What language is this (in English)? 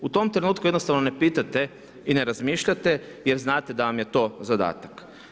Croatian